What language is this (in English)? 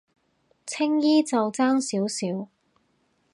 Cantonese